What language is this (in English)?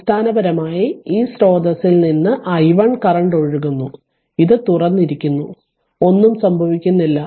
Malayalam